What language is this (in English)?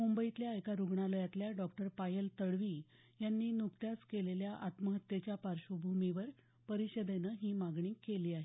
Marathi